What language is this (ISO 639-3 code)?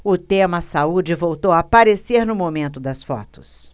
por